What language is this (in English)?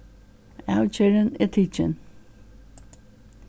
Faroese